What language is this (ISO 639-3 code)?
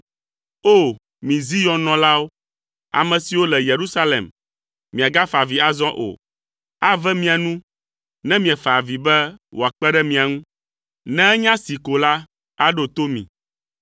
ewe